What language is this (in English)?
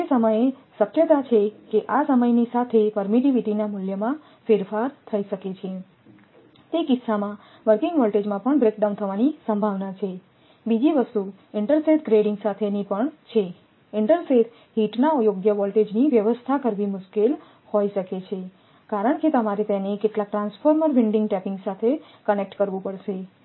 Gujarati